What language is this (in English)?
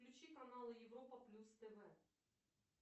Russian